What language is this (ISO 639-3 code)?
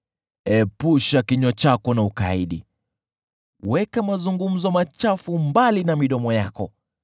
swa